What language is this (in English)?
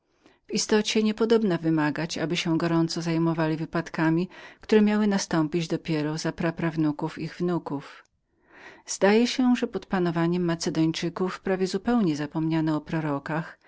Polish